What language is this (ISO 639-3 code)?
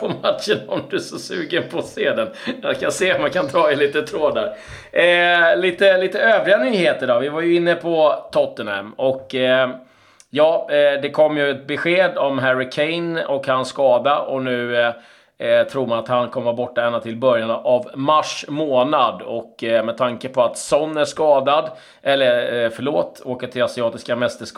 swe